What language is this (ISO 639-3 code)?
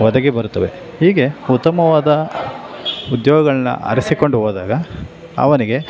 kan